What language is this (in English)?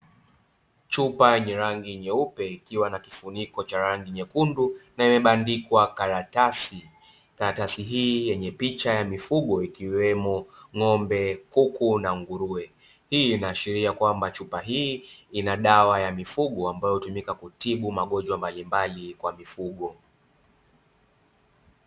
Swahili